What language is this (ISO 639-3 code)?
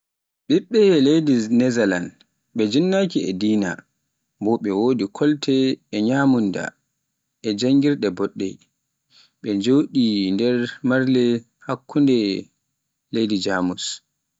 fuf